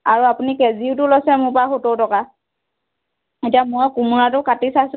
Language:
Assamese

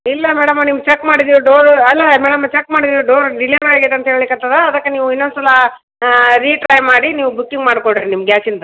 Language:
Kannada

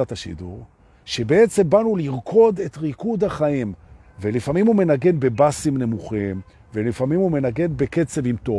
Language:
Hebrew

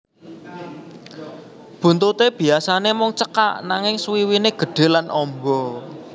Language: Javanese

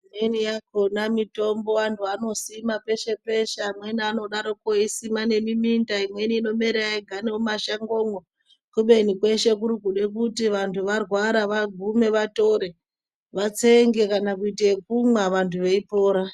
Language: Ndau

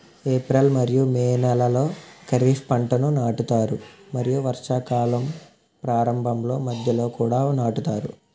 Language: Telugu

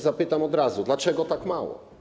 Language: Polish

